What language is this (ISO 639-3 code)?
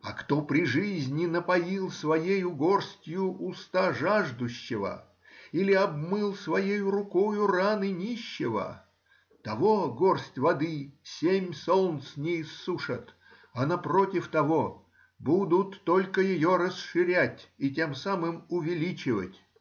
rus